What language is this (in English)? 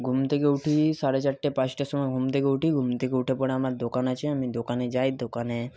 Bangla